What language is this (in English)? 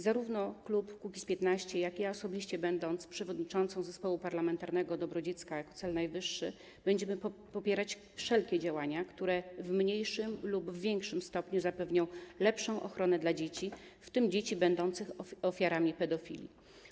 Polish